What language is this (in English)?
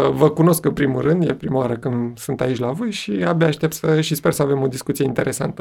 Romanian